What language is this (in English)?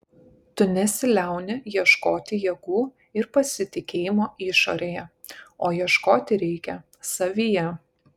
Lithuanian